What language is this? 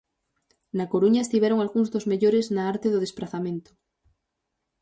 Galician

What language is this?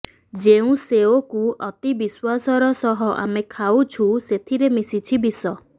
Odia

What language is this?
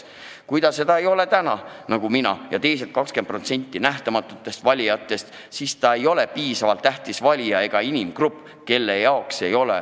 Estonian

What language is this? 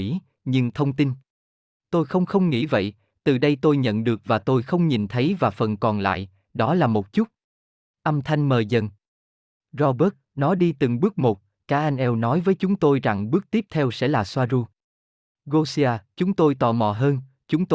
Vietnamese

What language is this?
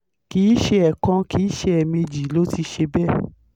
Yoruba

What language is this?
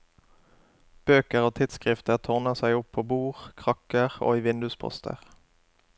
Norwegian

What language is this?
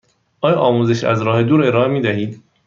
Persian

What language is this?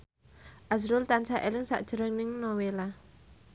Javanese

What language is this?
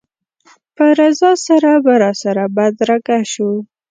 Pashto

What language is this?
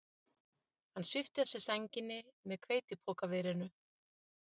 Icelandic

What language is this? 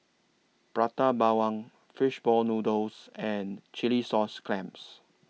English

